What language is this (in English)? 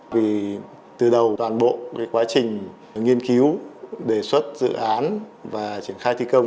Vietnamese